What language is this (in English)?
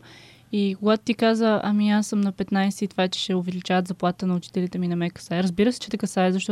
Bulgarian